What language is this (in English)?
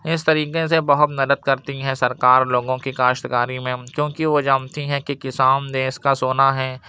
Urdu